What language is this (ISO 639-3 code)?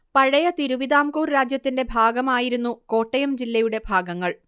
mal